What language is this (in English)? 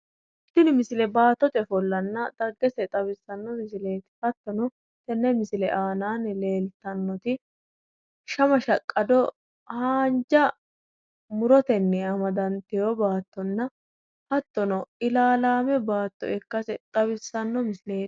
Sidamo